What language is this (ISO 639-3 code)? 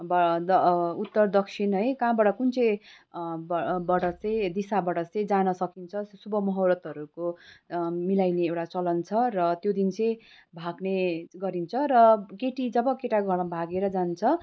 nep